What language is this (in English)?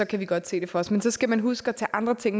Danish